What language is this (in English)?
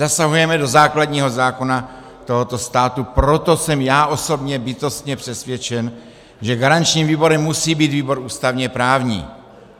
Czech